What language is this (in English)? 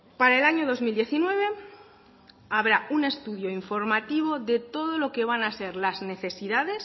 Spanish